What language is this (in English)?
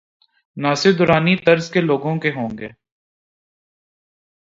Urdu